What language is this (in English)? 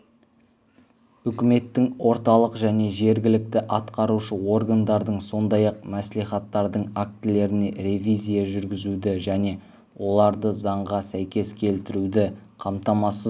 Kazakh